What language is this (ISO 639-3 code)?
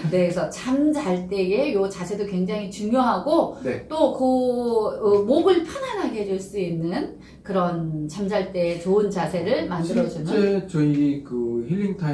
kor